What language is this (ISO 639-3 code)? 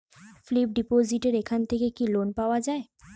ben